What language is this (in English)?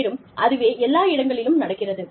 Tamil